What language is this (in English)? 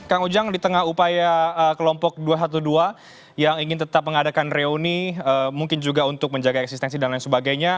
Indonesian